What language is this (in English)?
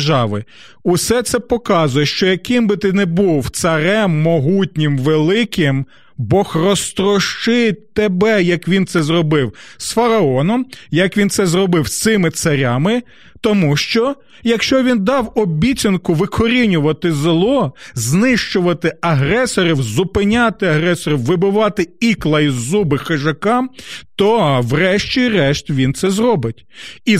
Ukrainian